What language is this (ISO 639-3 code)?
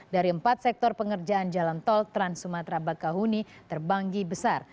ind